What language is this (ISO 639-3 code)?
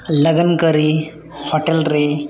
sat